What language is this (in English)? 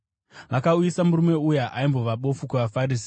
Shona